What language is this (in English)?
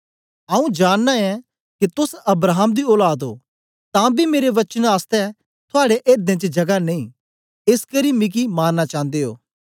Dogri